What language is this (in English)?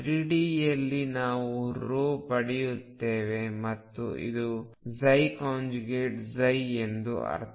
Kannada